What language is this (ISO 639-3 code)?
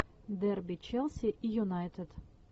rus